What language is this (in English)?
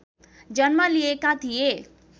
Nepali